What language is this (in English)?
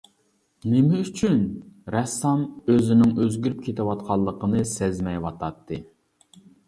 Uyghur